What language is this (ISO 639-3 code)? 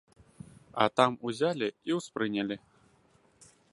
bel